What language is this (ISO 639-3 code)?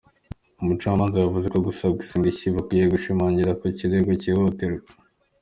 kin